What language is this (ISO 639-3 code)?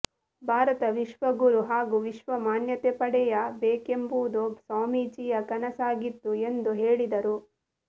kan